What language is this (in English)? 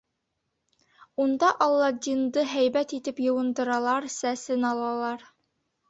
Bashkir